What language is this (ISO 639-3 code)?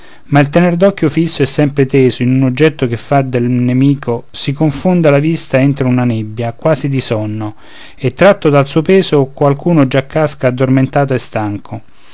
ita